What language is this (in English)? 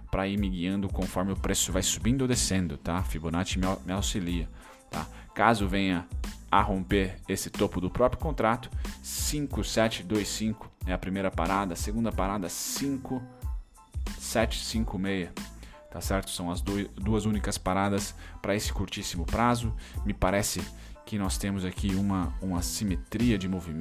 Portuguese